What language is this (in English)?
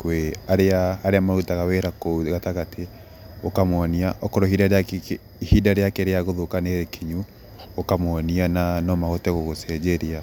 Kikuyu